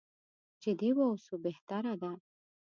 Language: Pashto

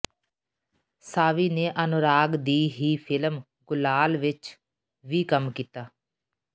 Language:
Punjabi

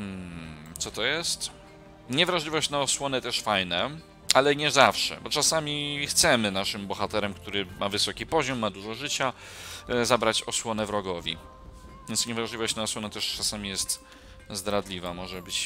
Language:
Polish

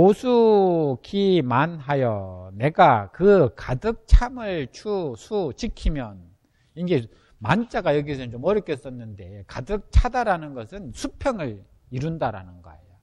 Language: Korean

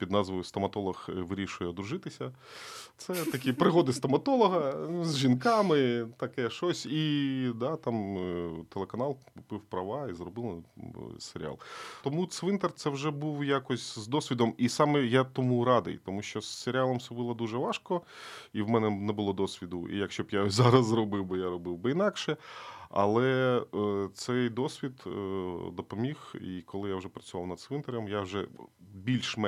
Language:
Ukrainian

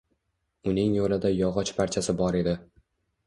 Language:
Uzbek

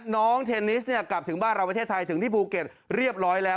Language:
Thai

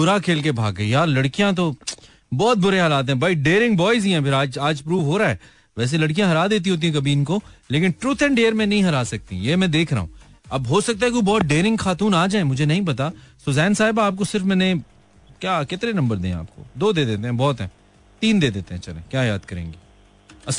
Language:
Hindi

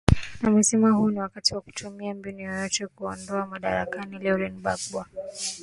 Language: Swahili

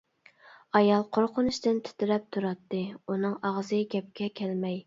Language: Uyghur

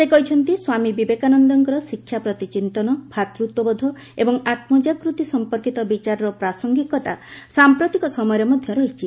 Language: Odia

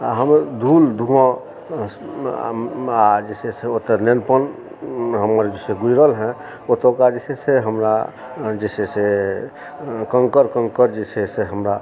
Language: Maithili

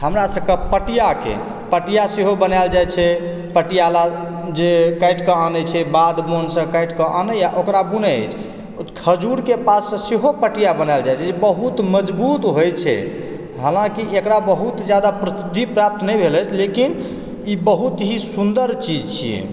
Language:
Maithili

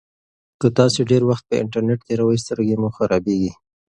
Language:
Pashto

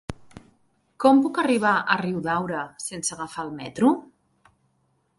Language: Catalan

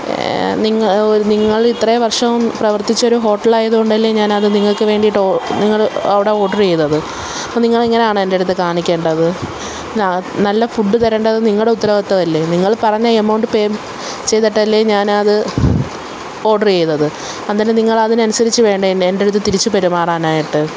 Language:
Malayalam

